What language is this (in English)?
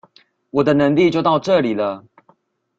Chinese